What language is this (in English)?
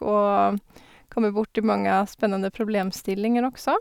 Norwegian